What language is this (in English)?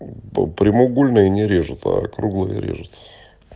Russian